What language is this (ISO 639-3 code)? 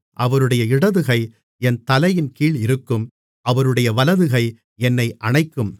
tam